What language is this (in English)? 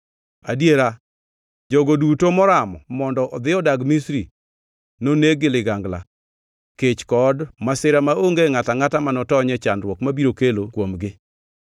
Luo (Kenya and Tanzania)